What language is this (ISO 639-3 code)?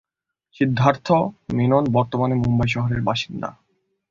ben